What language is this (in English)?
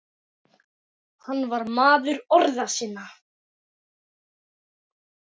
Icelandic